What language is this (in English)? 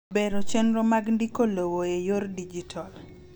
Luo (Kenya and Tanzania)